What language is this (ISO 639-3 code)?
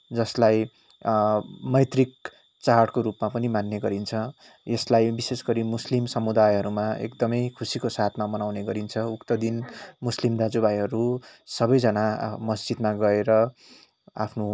nep